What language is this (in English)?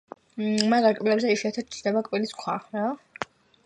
Georgian